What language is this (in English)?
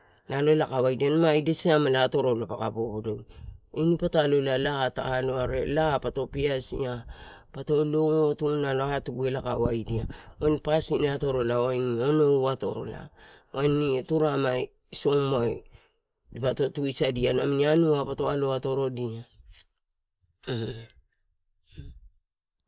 Torau